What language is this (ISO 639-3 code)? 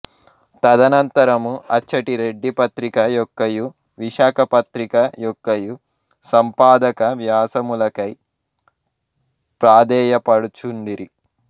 tel